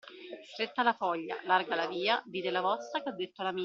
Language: Italian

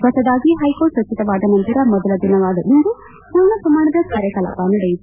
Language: Kannada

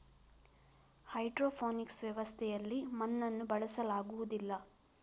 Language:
Kannada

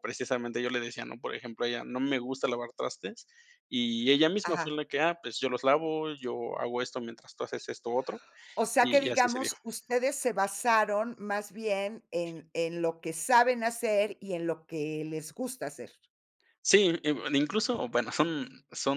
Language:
Spanish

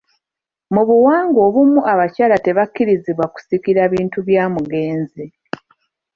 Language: Ganda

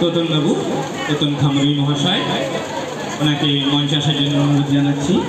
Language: Hindi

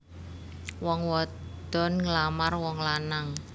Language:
Javanese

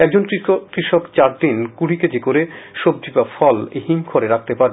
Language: Bangla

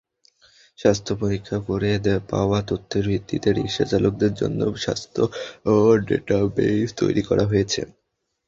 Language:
Bangla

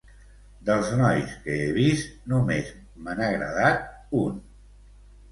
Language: Catalan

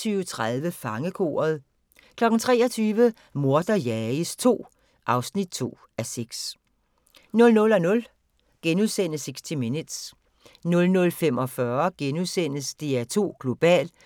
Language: Danish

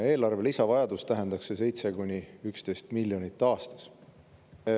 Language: Estonian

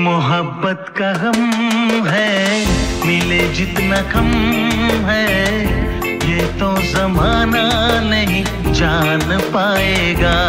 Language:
Hindi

